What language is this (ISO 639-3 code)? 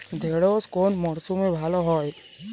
ben